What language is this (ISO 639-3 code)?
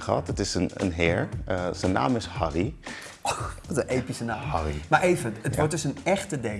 nld